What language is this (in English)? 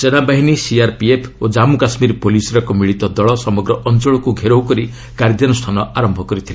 Odia